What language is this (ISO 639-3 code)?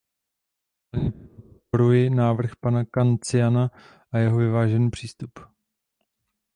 ces